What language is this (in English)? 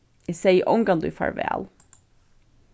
Faroese